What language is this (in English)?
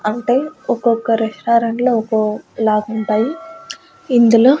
Telugu